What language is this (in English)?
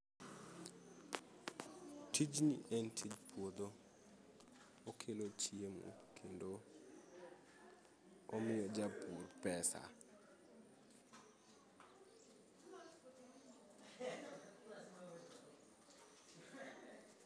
Luo (Kenya and Tanzania)